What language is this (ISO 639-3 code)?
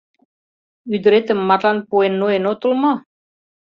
chm